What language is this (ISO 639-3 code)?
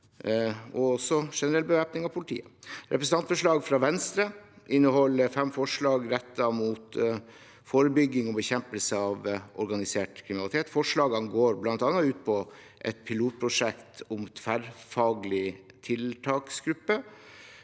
nor